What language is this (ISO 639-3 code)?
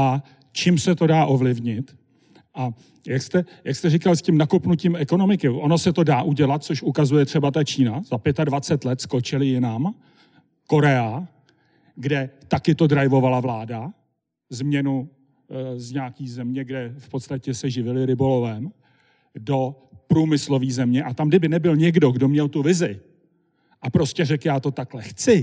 ces